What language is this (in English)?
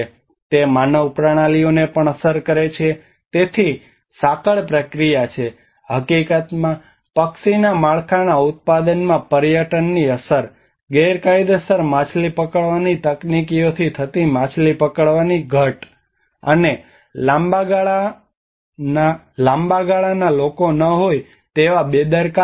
Gujarati